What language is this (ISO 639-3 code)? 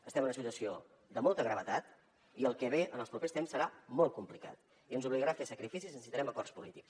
cat